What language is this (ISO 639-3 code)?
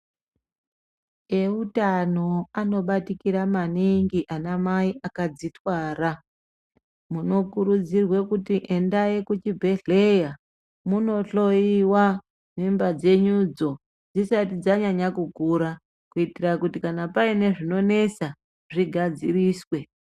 ndc